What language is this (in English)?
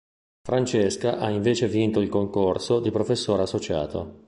Italian